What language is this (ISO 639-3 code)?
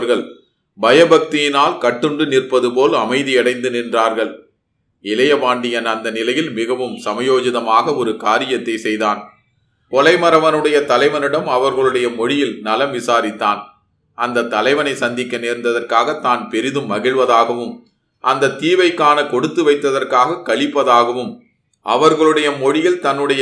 tam